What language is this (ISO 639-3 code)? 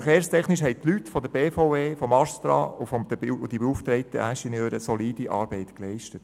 gsw